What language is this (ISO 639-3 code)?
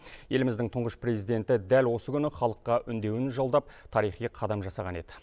kaz